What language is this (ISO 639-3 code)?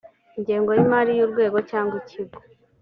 kin